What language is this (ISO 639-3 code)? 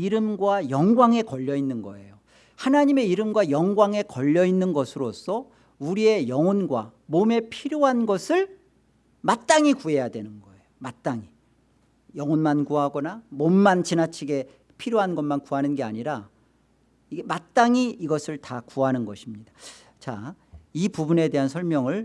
kor